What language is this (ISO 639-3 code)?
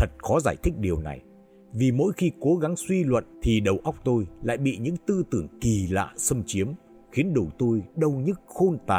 vie